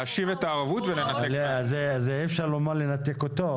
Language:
Hebrew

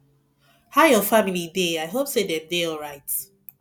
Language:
Nigerian Pidgin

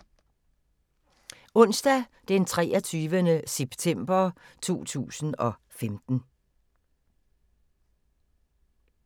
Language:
Danish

